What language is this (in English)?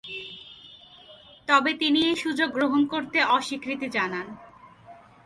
Bangla